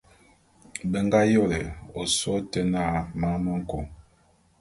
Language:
Bulu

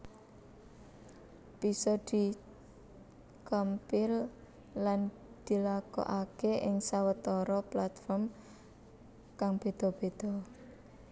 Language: Javanese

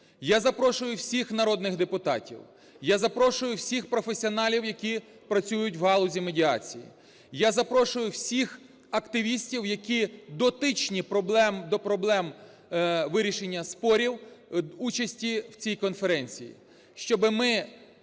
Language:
Ukrainian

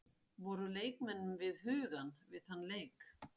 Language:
Icelandic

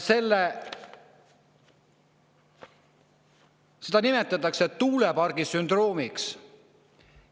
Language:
Estonian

